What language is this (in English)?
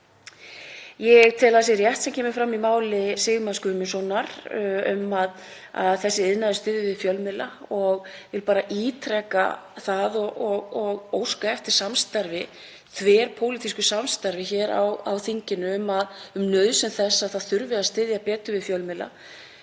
Icelandic